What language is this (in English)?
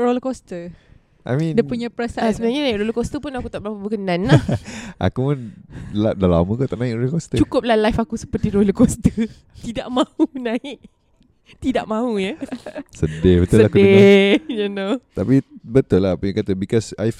Malay